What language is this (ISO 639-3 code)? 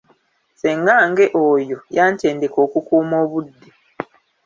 lug